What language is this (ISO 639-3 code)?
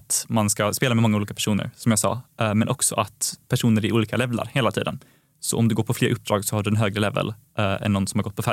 swe